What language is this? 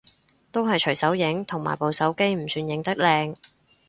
Cantonese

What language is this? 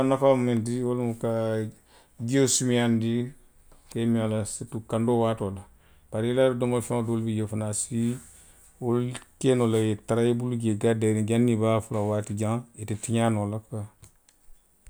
Western Maninkakan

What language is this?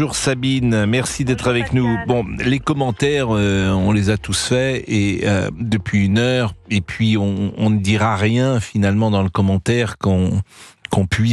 French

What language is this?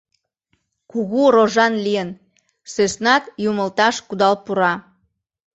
Mari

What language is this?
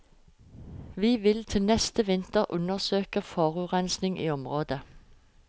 Norwegian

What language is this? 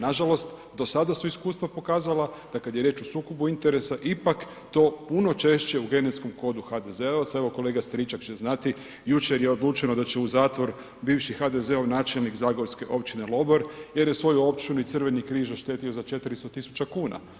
Croatian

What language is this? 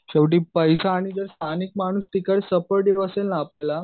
Marathi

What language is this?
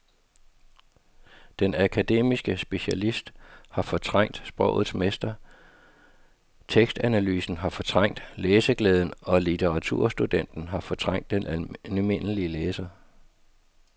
Danish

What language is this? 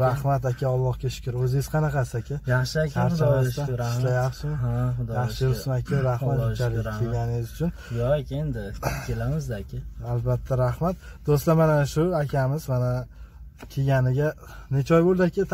Turkish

